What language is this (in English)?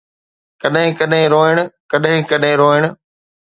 Sindhi